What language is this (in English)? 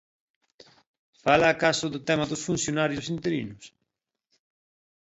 Galician